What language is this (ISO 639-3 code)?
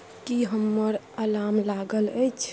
mai